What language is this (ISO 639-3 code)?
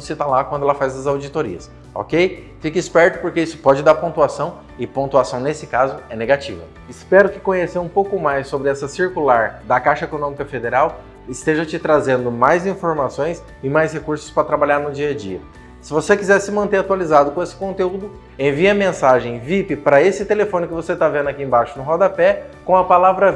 por